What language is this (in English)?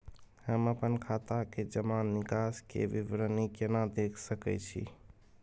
Maithili